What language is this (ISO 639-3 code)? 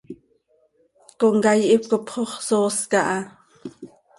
sei